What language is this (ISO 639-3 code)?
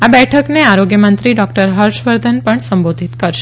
guj